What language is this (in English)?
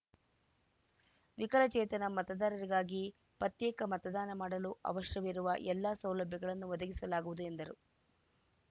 Kannada